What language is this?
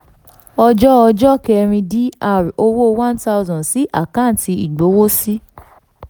Yoruba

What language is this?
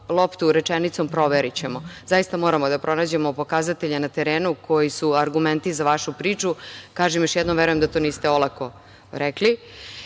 Serbian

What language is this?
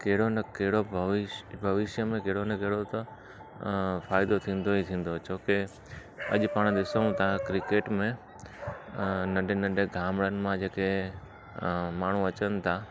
Sindhi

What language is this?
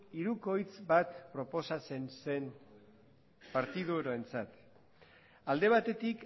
Basque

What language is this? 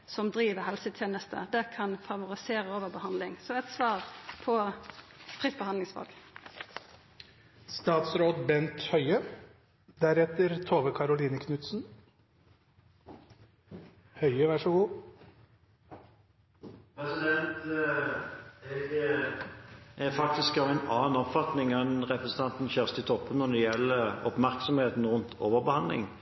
Norwegian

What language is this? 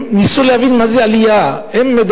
Hebrew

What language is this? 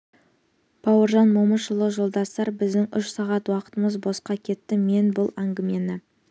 Kazakh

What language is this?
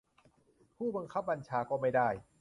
Thai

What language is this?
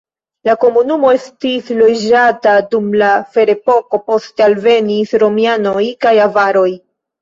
Esperanto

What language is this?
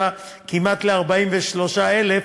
Hebrew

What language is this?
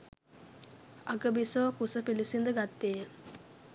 Sinhala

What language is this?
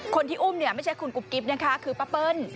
Thai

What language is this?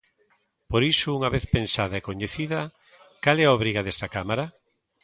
Galician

